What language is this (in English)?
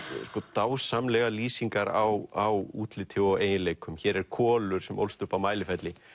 Icelandic